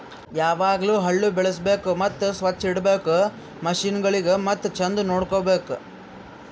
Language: Kannada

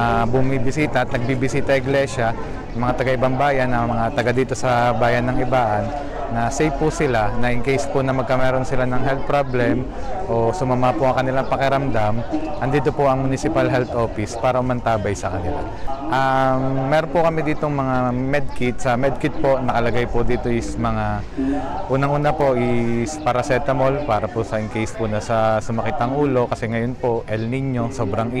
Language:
Filipino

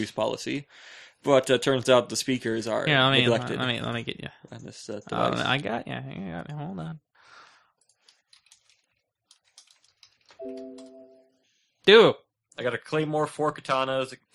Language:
English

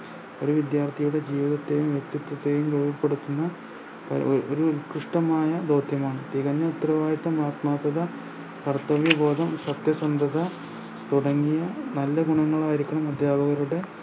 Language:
Malayalam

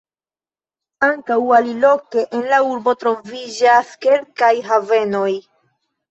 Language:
Esperanto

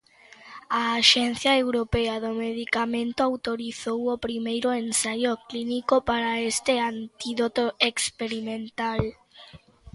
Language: Galician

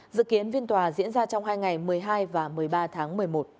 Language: Vietnamese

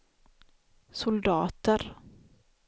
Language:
Swedish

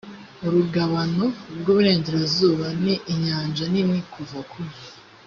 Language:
Kinyarwanda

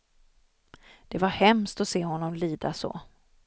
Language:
Swedish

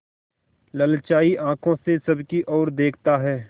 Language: Hindi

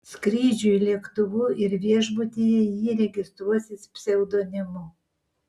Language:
Lithuanian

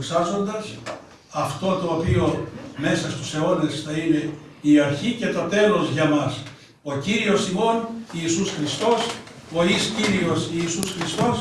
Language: Greek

